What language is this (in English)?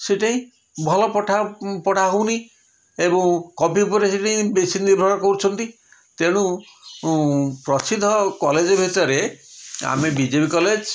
Odia